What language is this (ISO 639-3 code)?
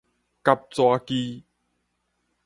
nan